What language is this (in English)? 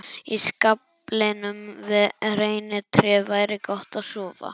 Icelandic